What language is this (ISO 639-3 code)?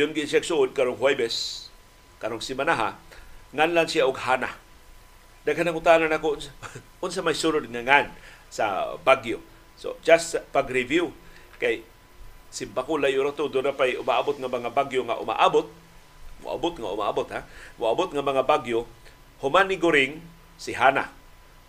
fil